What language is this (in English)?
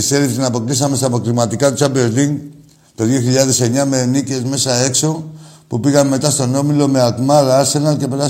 Greek